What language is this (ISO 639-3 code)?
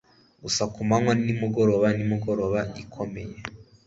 kin